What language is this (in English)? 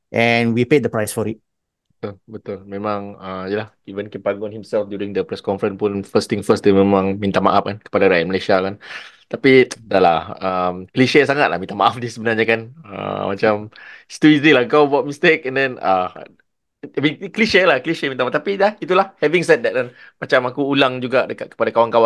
Malay